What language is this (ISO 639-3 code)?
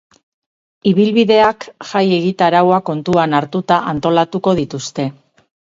eus